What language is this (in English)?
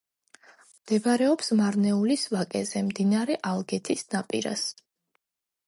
Georgian